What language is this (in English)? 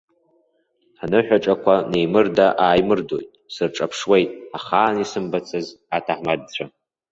Abkhazian